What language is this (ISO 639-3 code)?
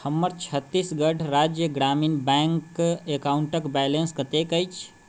mai